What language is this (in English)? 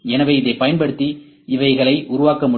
Tamil